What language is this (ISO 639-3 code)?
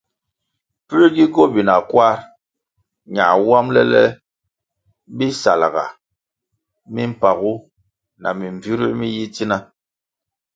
nmg